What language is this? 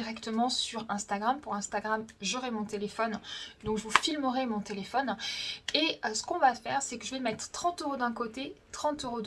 French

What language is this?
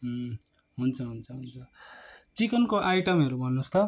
Nepali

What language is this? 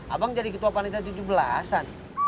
Indonesian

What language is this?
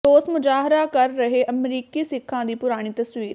Punjabi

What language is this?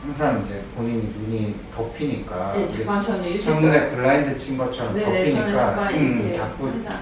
Korean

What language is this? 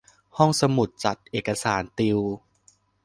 Thai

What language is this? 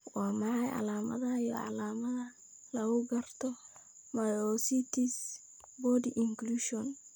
Somali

